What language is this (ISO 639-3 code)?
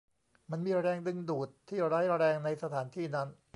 tha